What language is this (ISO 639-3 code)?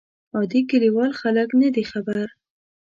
pus